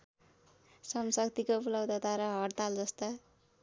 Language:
Nepali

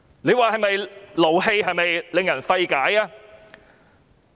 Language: Cantonese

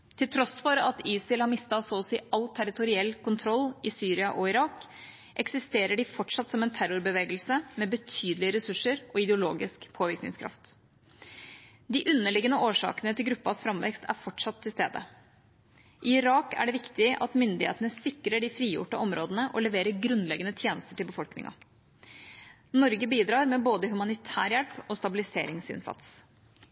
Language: Norwegian Bokmål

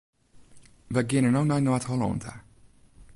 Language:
Western Frisian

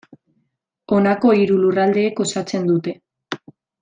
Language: Basque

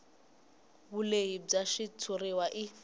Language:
Tsonga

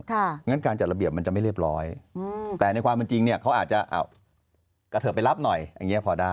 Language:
Thai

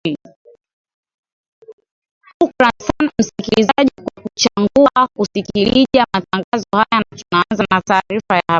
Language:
Swahili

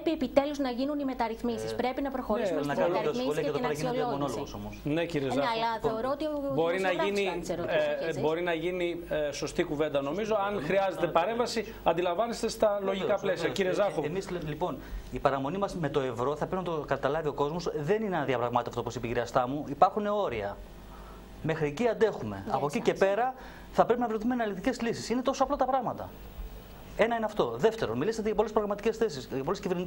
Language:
Greek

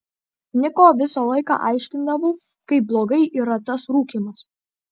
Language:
Lithuanian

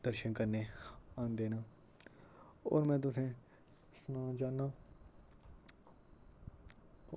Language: Dogri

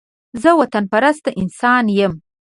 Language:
Pashto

